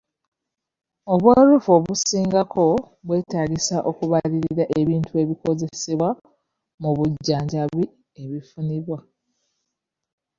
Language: Ganda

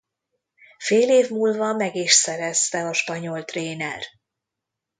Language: Hungarian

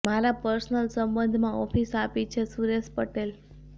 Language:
Gujarati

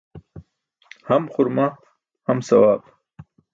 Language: Burushaski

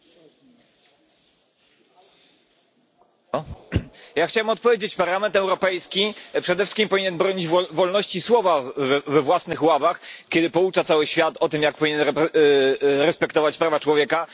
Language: Polish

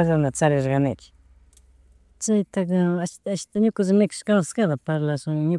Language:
Chimborazo Highland Quichua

